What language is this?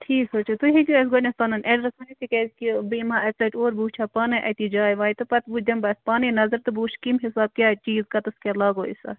Kashmiri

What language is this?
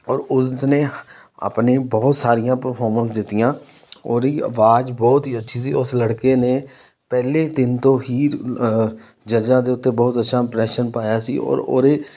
Punjabi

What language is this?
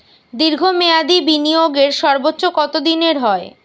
Bangla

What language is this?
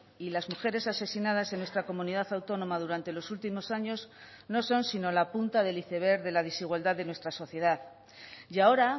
Spanish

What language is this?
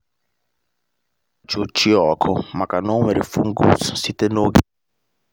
Igbo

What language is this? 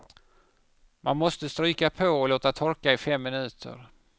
Swedish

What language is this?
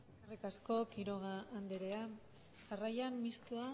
Basque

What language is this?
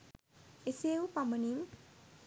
Sinhala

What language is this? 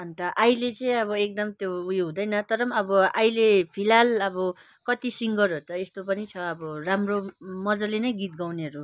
Nepali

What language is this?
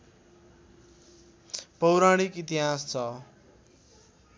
Nepali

